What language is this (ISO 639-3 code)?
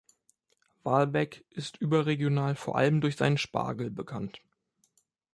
deu